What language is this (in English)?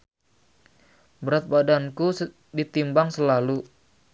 Sundanese